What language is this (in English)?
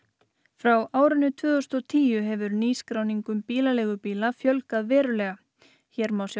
Icelandic